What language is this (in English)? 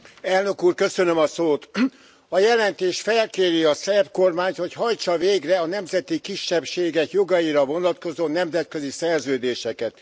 Hungarian